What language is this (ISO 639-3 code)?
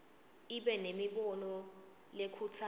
ssw